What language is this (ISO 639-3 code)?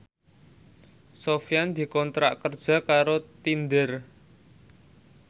jav